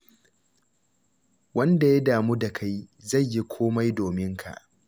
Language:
Hausa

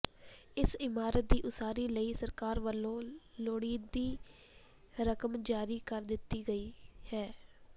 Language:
Punjabi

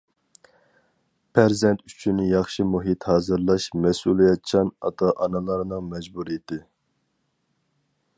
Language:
Uyghur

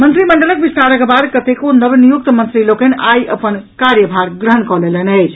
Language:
Maithili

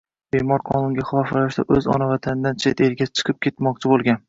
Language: Uzbek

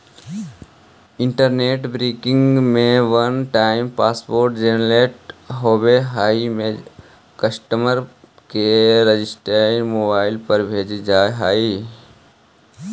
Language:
Magahi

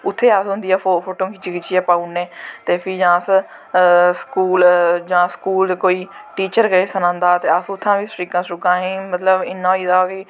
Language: Dogri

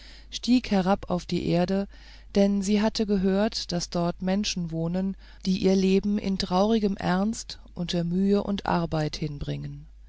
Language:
German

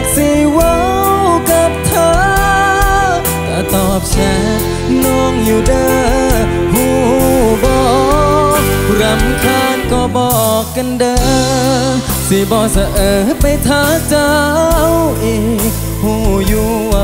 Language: Thai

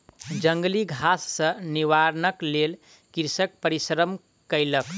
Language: Maithili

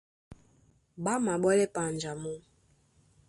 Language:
Duala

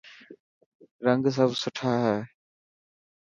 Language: Dhatki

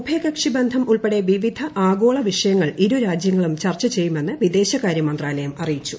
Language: Malayalam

